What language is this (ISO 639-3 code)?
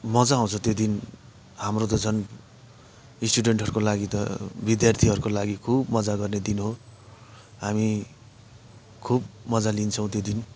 nep